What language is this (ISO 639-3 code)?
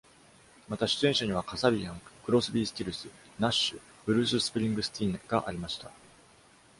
jpn